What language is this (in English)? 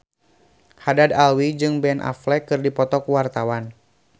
Sundanese